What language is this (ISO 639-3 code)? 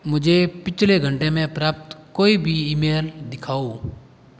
hin